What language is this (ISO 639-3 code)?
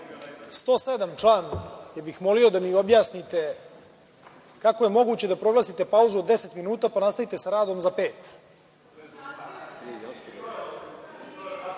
srp